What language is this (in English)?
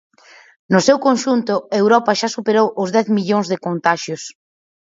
Galician